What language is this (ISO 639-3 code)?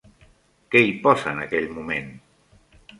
cat